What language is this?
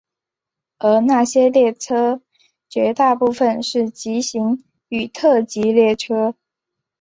Chinese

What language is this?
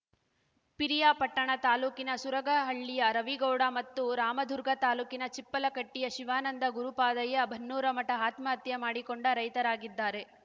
Kannada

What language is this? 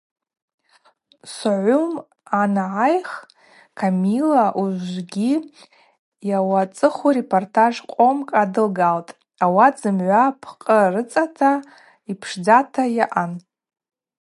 Abaza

